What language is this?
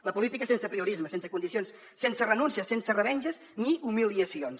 Catalan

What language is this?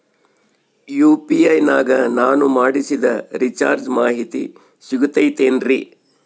Kannada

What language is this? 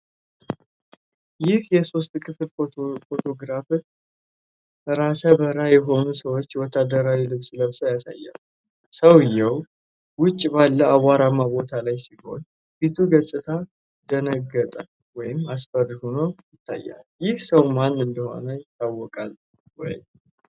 Amharic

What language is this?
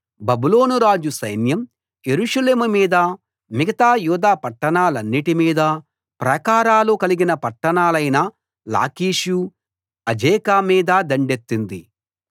Telugu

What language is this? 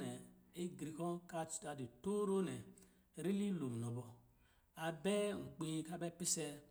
Lijili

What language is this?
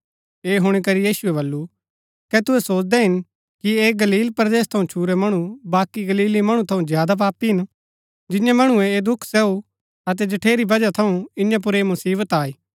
Gaddi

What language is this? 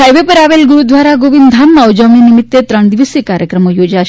Gujarati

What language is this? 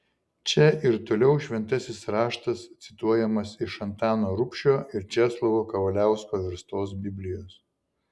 Lithuanian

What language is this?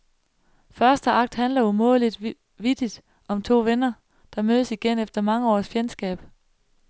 Danish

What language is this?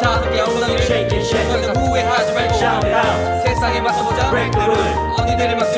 Korean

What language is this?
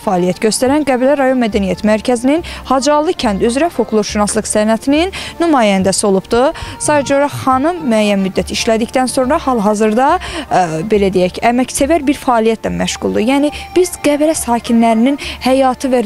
Turkish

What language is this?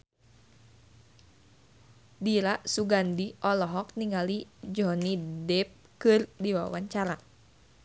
Sundanese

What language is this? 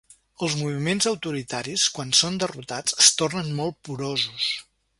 Catalan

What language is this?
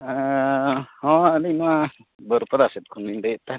Santali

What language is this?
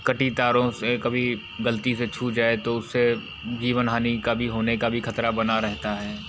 Hindi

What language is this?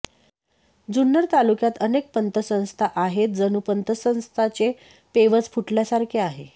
Marathi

